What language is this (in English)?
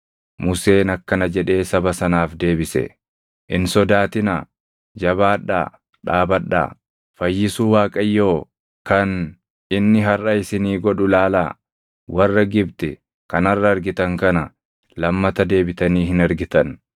Oromo